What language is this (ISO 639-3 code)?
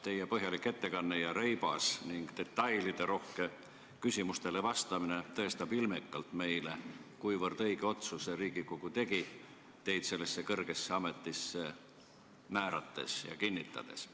est